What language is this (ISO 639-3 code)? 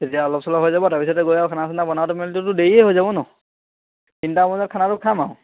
asm